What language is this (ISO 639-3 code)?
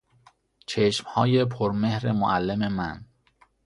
fas